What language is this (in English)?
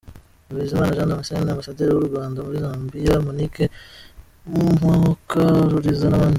Kinyarwanda